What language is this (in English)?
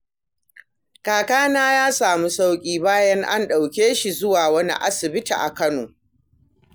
Hausa